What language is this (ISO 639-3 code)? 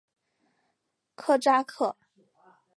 zho